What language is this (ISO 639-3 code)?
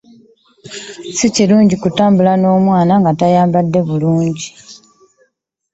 lug